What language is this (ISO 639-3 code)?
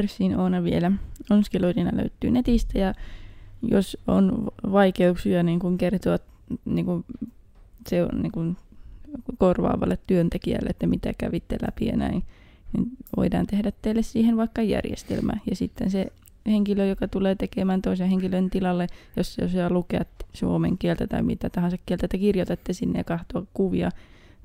fin